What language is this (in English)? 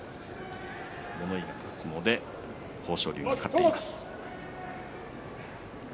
Japanese